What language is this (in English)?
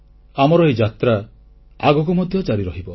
Odia